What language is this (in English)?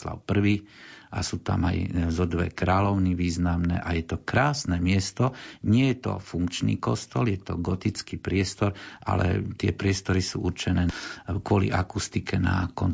Slovak